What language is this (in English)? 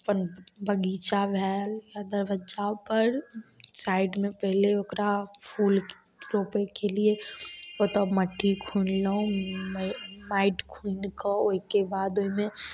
Maithili